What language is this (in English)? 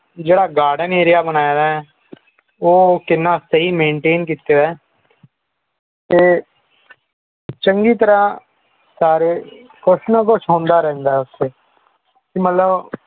Punjabi